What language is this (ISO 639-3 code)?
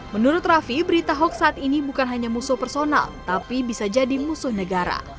ind